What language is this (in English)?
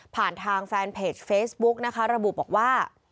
Thai